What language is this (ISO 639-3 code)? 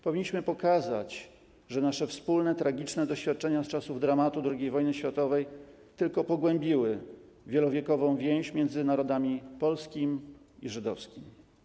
pol